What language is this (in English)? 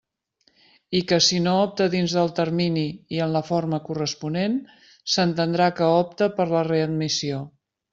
Catalan